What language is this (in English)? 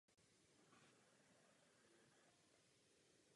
Czech